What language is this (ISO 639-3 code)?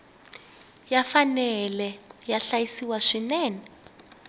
tso